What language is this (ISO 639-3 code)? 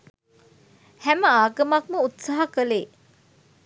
sin